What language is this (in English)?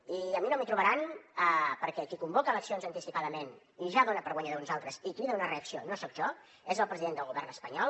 Catalan